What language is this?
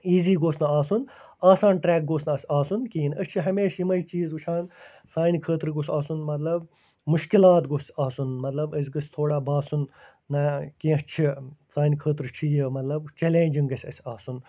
Kashmiri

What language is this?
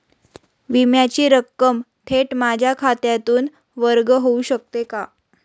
Marathi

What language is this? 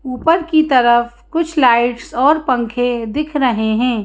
Hindi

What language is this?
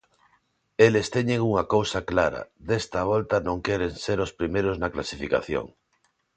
Galician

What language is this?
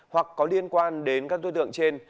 Vietnamese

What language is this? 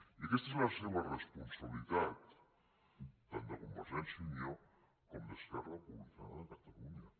Catalan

